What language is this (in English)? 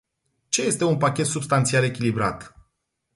Romanian